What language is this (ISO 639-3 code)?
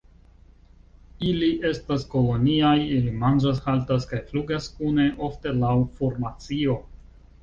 epo